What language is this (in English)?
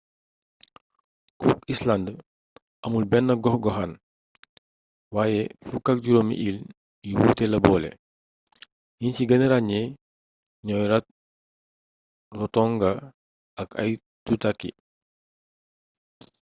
Wolof